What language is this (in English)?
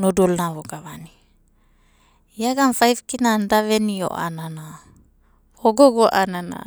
Abadi